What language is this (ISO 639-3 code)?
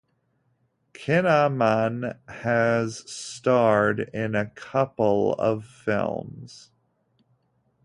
eng